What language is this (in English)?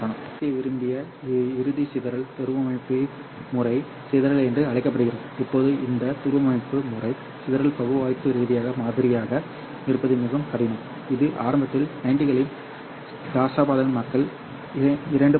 Tamil